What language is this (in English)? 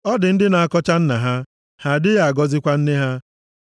Igbo